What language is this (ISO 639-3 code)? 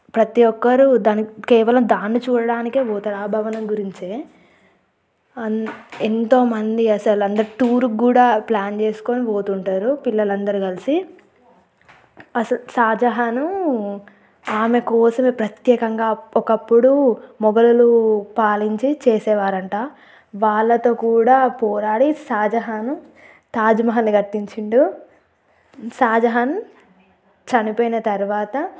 tel